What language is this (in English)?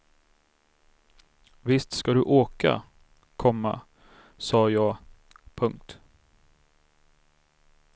Swedish